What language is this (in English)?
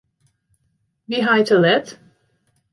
Western Frisian